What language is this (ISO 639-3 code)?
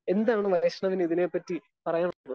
mal